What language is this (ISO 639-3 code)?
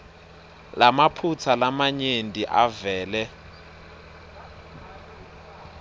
ssw